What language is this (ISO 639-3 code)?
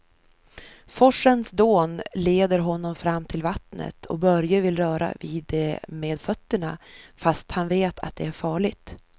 swe